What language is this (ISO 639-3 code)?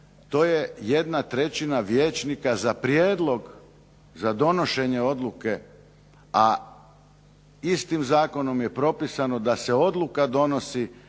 hrv